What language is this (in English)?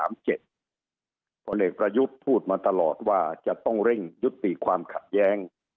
Thai